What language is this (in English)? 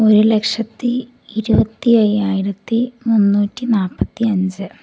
Malayalam